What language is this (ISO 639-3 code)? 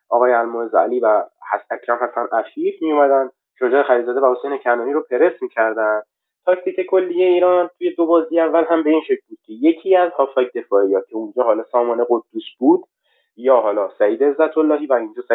fas